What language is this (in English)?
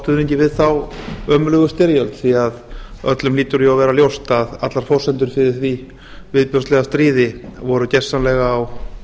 Icelandic